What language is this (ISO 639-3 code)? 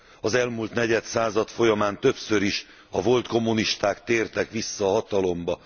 hun